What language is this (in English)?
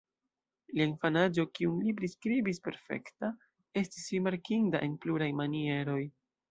Esperanto